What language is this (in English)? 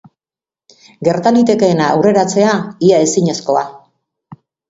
Basque